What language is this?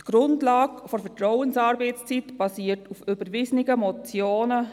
Swiss German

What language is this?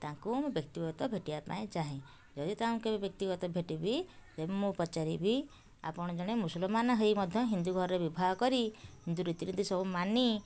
Odia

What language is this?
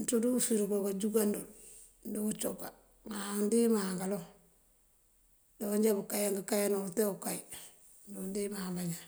Mandjak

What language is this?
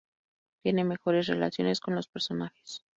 Spanish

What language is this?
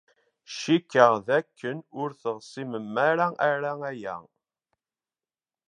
Kabyle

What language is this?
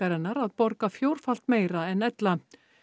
Icelandic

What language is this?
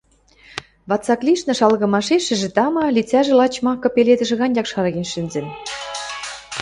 Western Mari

